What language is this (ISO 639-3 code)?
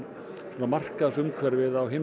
isl